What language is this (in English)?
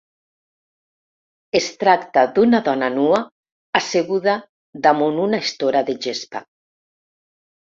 Catalan